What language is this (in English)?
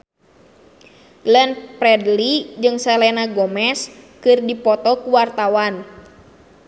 Sundanese